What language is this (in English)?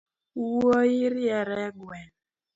Luo (Kenya and Tanzania)